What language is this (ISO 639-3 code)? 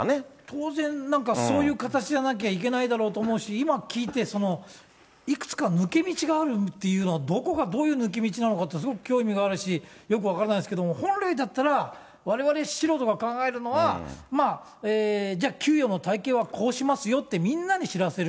jpn